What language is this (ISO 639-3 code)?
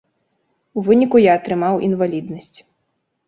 bel